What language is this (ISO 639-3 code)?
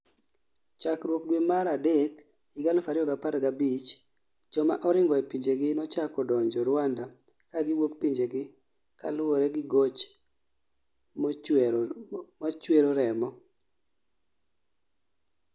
luo